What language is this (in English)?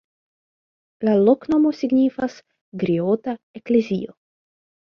Esperanto